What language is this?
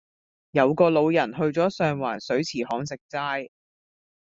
Cantonese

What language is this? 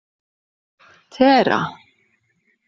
Icelandic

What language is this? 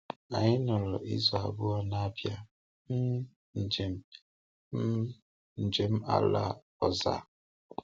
Igbo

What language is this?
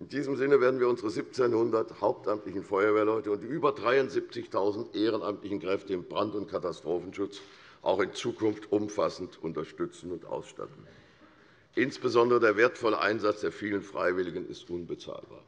German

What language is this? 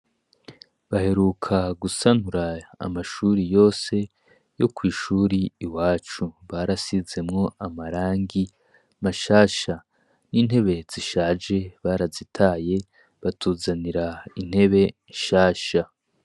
Rundi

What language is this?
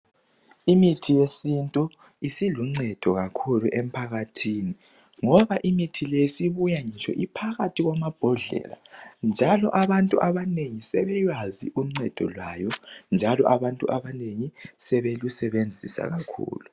North Ndebele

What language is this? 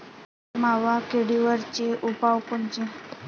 Marathi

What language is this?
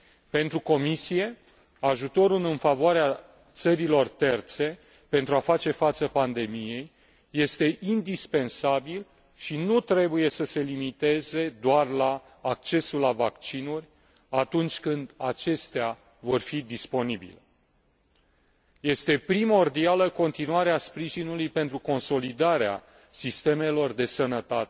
Romanian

